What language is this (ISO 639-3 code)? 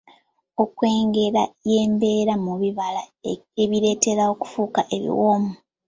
lug